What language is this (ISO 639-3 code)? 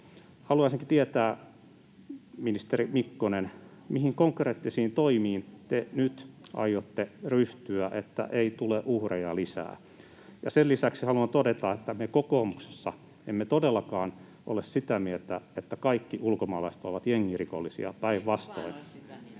fin